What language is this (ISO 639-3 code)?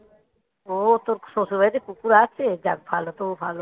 ben